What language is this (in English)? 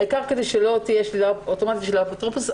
Hebrew